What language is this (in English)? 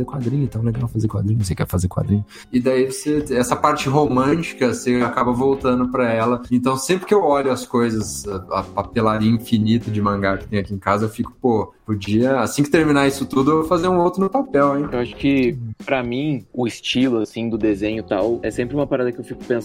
Portuguese